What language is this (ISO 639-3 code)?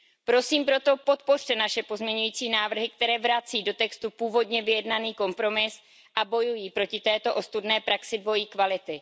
ces